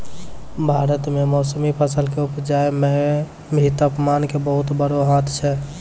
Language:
Maithili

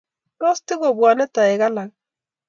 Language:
Kalenjin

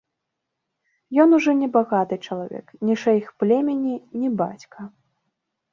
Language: Belarusian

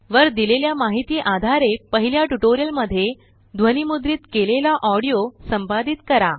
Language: Marathi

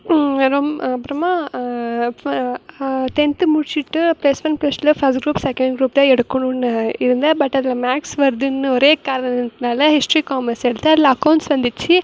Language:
Tamil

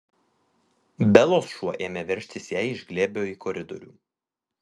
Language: Lithuanian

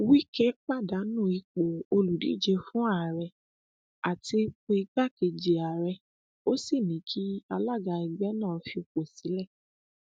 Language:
Yoruba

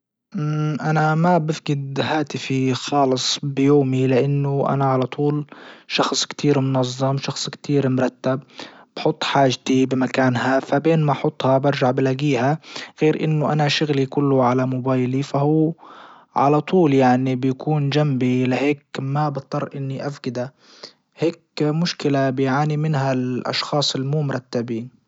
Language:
Libyan Arabic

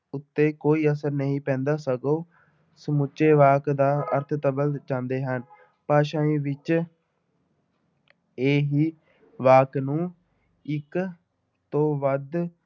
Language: Punjabi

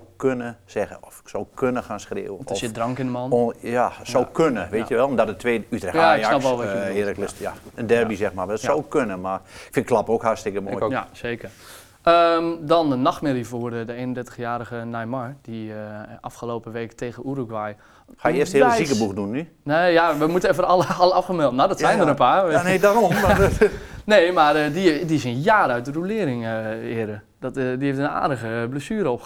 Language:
Dutch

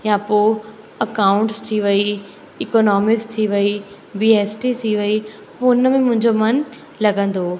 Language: Sindhi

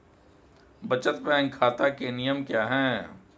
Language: Hindi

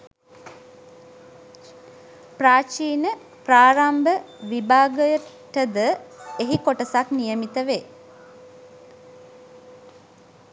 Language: Sinhala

